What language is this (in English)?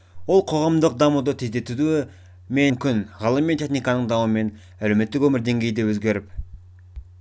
Kazakh